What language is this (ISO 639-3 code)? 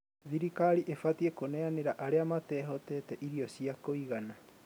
kik